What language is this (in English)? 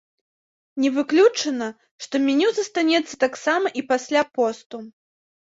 Belarusian